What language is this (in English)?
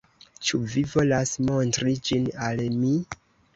Esperanto